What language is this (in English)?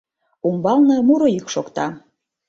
Mari